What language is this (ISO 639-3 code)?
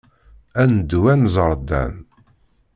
kab